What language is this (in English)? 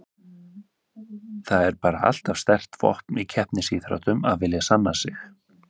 Icelandic